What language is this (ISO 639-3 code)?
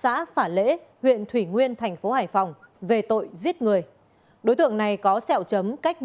vie